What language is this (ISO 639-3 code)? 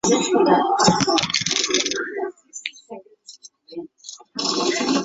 zho